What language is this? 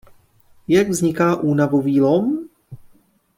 Czech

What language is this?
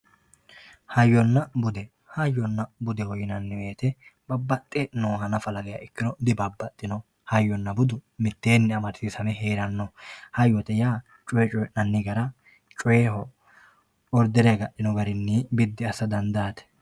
Sidamo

